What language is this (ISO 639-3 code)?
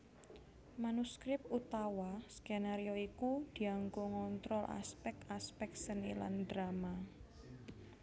jav